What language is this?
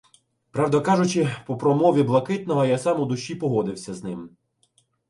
Ukrainian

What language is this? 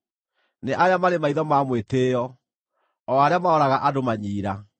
Kikuyu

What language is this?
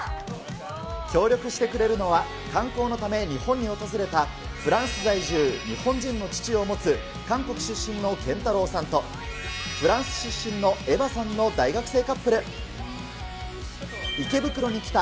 Japanese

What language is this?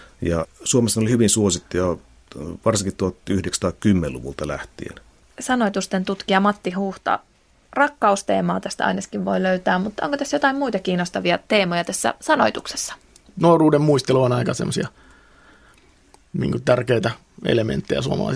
Finnish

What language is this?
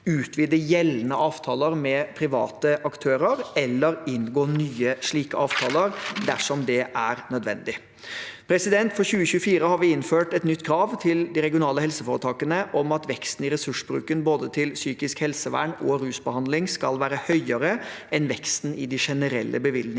Norwegian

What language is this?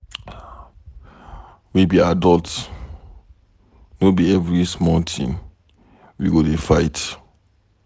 Nigerian Pidgin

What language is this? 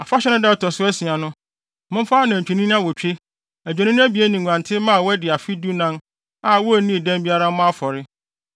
Akan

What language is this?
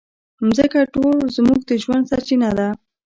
Pashto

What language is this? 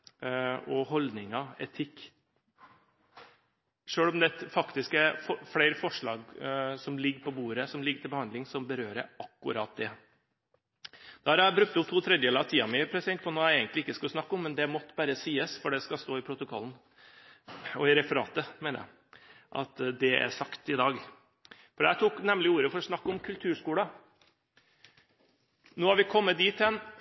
Norwegian Bokmål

